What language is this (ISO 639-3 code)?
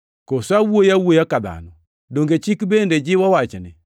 luo